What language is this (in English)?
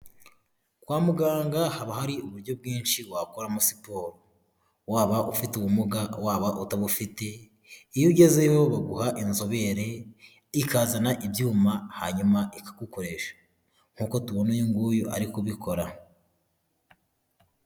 Kinyarwanda